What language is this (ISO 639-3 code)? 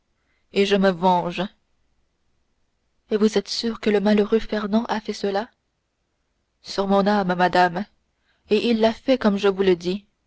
fra